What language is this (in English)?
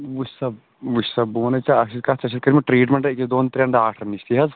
Kashmiri